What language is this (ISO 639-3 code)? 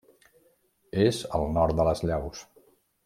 cat